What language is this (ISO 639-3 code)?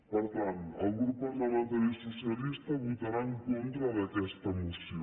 cat